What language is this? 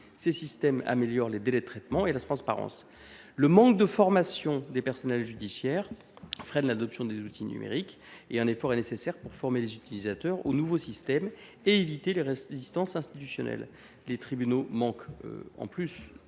French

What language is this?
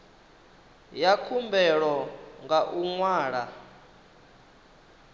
Venda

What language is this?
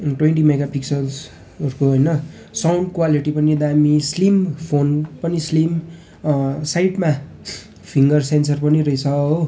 Nepali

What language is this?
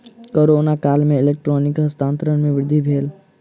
Maithili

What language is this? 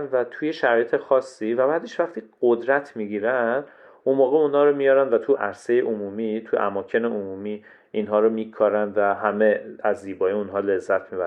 Persian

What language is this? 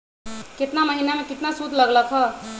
Magahi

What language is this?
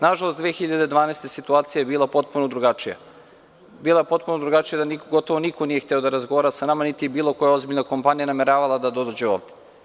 Serbian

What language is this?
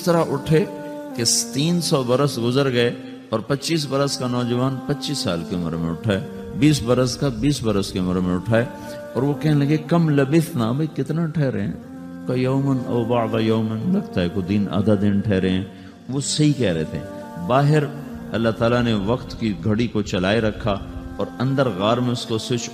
Urdu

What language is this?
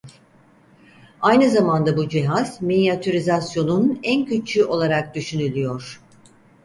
Turkish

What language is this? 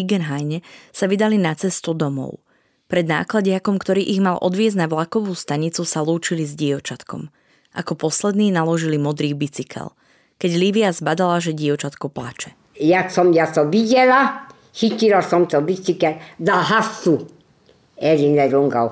Slovak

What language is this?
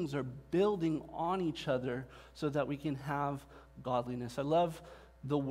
English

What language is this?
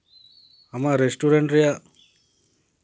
Santali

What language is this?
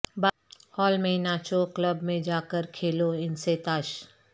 Urdu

